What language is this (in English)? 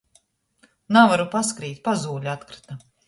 Latgalian